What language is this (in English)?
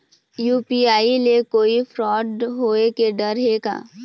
Chhattisgarhi